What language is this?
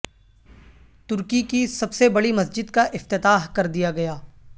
Urdu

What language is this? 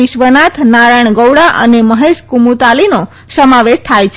Gujarati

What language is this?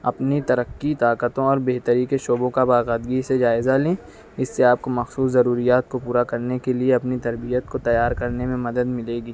Urdu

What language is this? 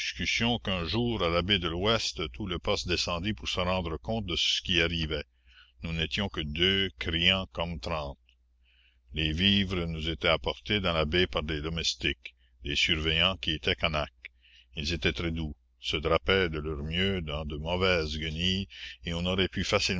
French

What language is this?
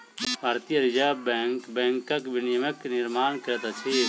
Maithili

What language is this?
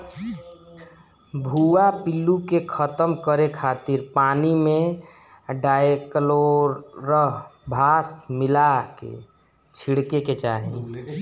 Bhojpuri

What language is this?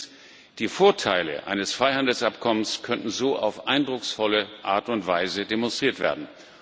German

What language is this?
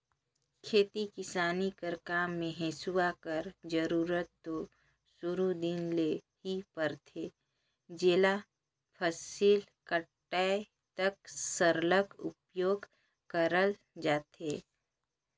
Chhattisgarhi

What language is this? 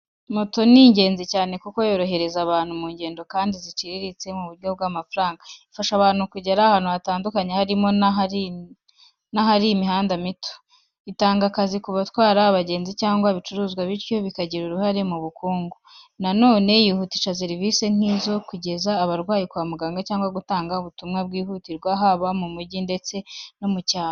Kinyarwanda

